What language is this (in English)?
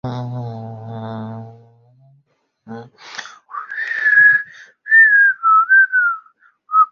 Chinese